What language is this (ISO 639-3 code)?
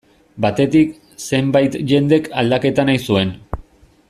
eus